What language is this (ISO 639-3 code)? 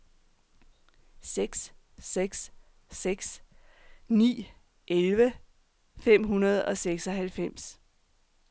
dan